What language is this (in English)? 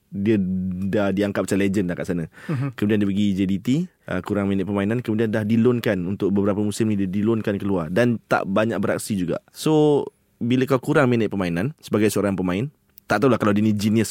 Malay